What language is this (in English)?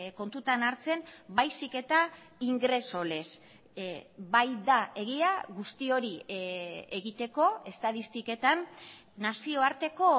Basque